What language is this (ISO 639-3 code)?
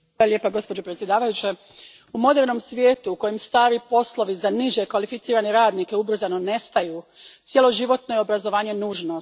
hrv